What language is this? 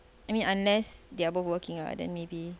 English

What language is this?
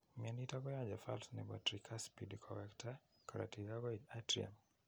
Kalenjin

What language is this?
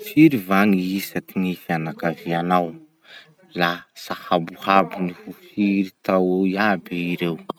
Masikoro Malagasy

